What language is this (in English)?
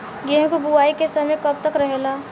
Bhojpuri